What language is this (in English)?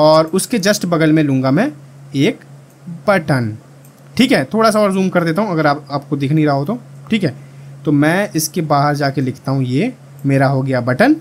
Hindi